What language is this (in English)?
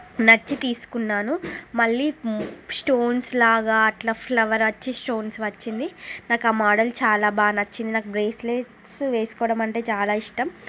Telugu